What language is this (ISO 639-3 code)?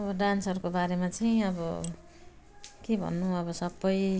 nep